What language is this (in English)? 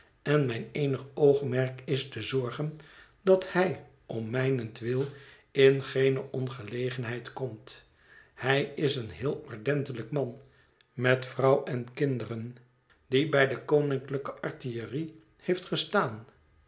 Dutch